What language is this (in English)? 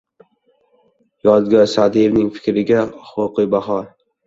Uzbek